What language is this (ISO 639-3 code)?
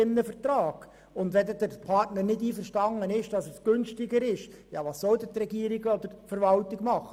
gsw